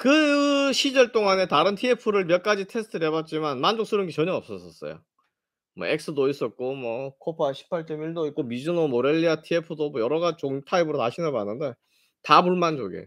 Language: Korean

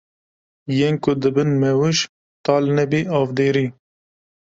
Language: Kurdish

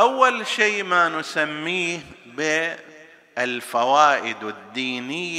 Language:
Arabic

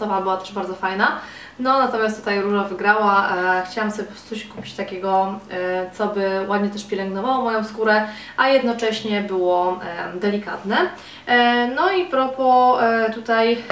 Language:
Polish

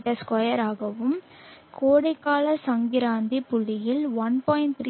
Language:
Tamil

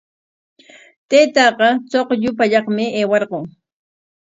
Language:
Corongo Ancash Quechua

